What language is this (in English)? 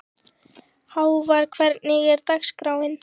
Icelandic